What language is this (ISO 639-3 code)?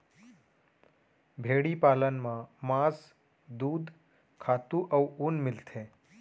hne